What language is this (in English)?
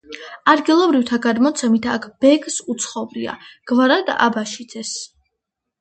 Georgian